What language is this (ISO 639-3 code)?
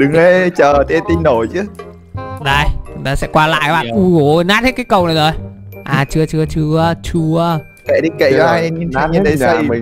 vie